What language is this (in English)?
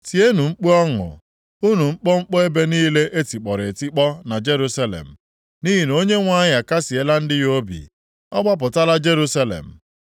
Igbo